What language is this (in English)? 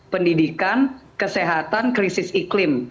Indonesian